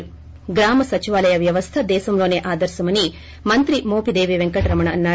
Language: Telugu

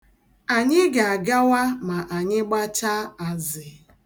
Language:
Igbo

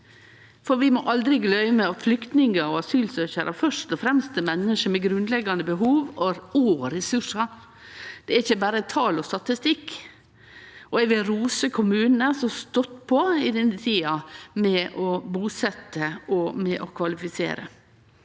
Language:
Norwegian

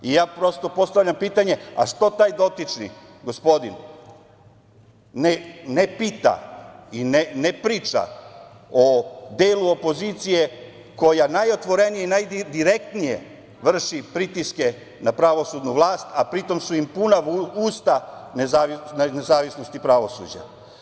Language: Serbian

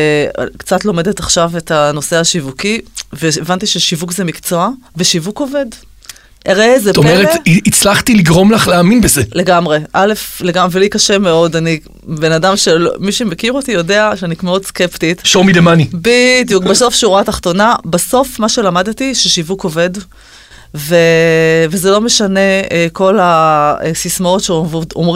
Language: Hebrew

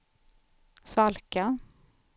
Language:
Swedish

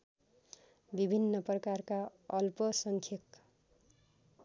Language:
Nepali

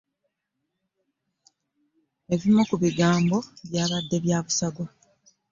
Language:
Ganda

